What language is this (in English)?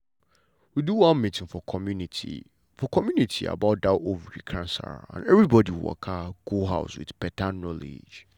Nigerian Pidgin